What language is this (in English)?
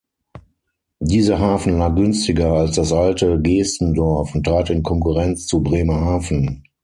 German